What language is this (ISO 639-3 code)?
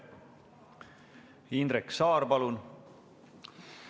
est